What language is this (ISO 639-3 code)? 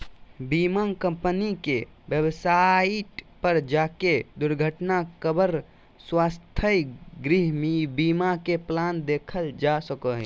mag